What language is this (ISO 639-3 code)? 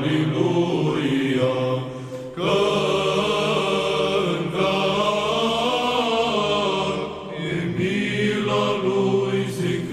ron